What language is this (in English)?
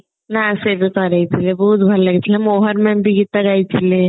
Odia